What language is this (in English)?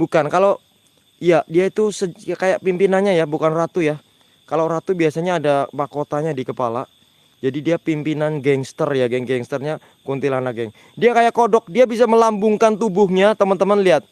Indonesian